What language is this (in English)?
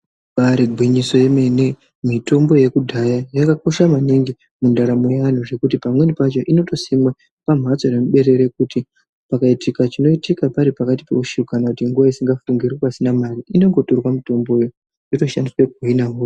Ndau